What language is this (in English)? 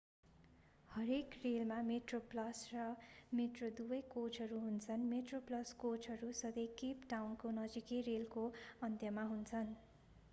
Nepali